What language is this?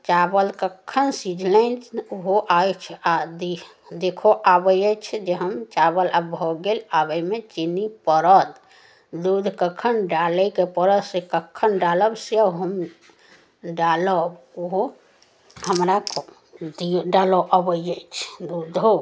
Maithili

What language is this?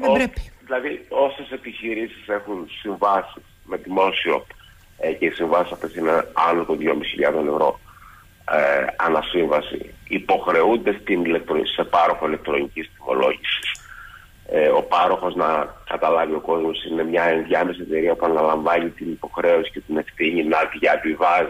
Greek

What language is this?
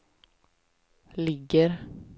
Swedish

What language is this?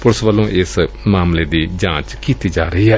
Punjabi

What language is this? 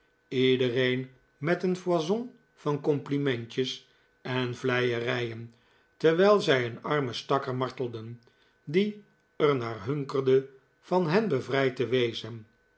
Dutch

